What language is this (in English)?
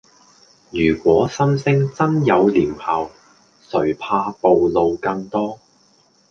Cantonese